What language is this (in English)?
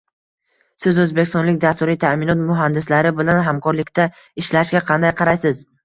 Uzbek